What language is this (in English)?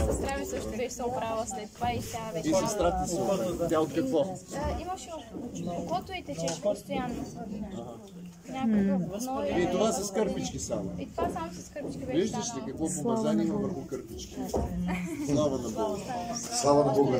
Bulgarian